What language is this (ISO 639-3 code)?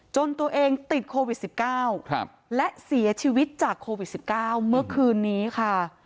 tha